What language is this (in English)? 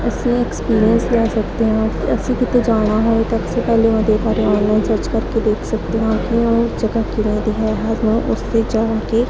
Punjabi